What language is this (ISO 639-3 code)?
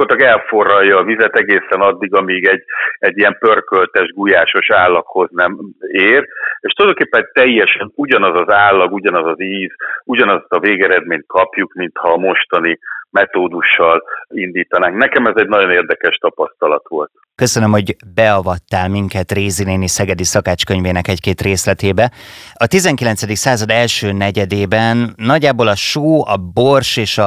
hun